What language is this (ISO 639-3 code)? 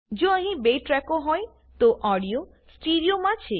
guj